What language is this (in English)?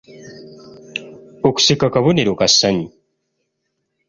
Ganda